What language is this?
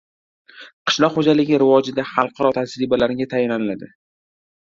Uzbek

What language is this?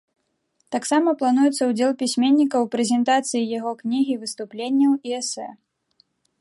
Belarusian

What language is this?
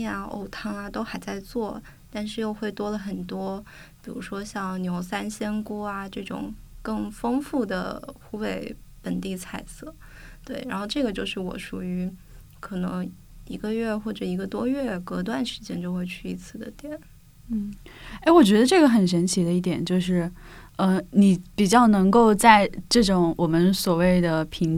Chinese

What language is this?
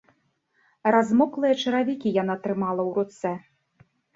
Belarusian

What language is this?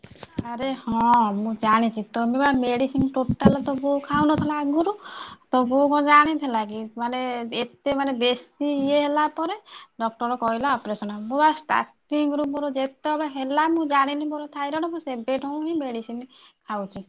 Odia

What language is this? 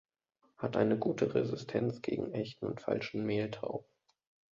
German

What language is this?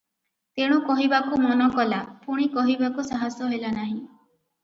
Odia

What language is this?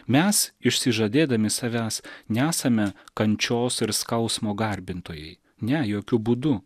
Lithuanian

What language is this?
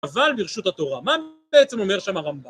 Hebrew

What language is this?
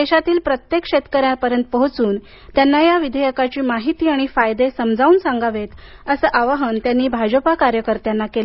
Marathi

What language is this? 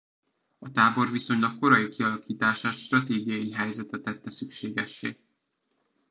Hungarian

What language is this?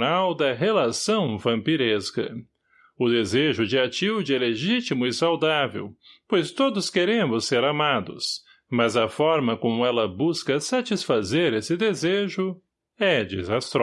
Portuguese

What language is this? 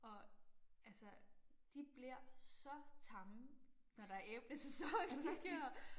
Danish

